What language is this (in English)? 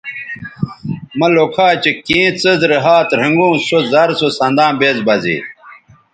Bateri